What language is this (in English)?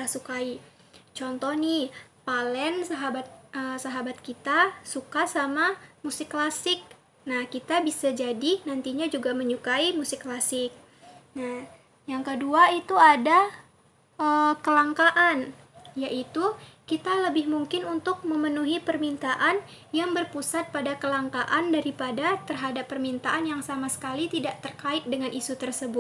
Indonesian